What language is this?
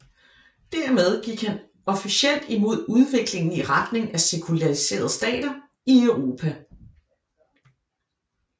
Danish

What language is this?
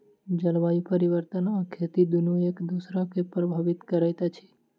Maithili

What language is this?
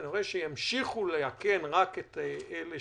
Hebrew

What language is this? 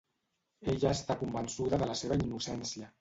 Catalan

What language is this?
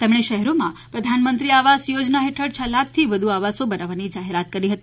Gujarati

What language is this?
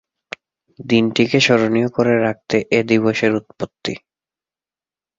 Bangla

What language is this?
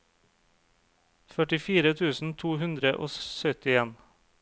Norwegian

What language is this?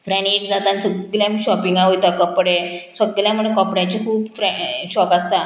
Konkani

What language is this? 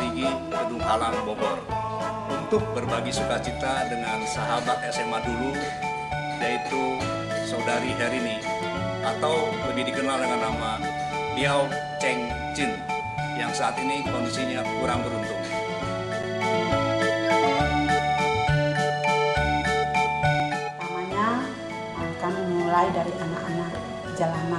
Indonesian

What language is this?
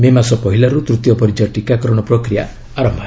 Odia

